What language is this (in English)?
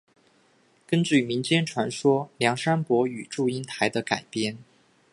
Chinese